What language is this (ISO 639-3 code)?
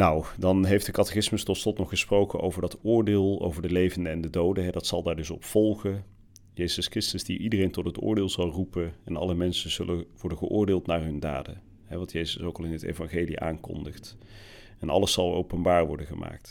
nld